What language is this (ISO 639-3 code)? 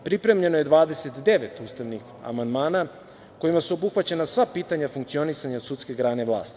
srp